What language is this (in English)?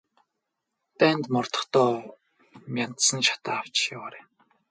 Mongolian